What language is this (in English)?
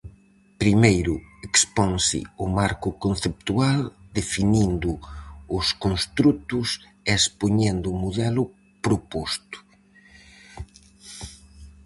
Galician